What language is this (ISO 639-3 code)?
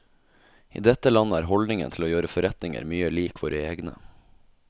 nor